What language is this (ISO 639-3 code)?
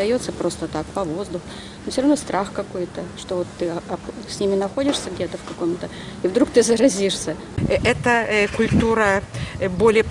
ron